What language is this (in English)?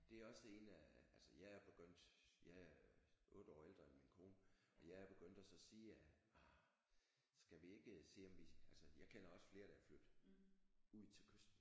Danish